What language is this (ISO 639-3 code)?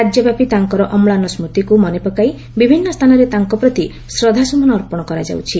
ori